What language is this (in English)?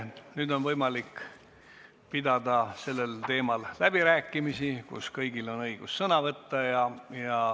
Estonian